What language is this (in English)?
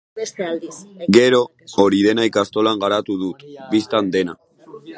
Basque